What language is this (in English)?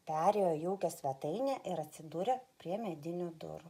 Lithuanian